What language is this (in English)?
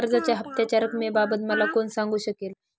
Marathi